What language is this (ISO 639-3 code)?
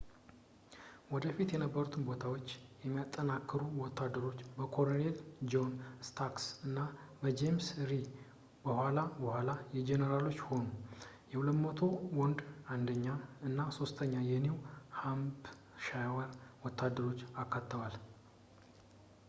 amh